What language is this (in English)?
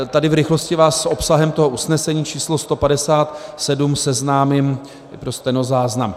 Czech